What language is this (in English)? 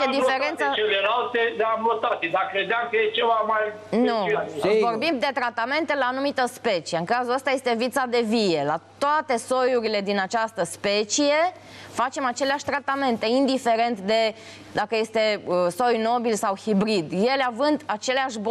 Romanian